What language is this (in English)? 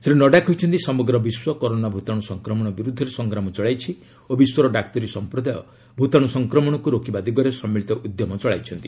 Odia